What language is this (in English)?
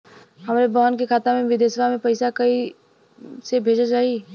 Bhojpuri